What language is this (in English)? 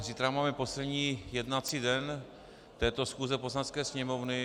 Czech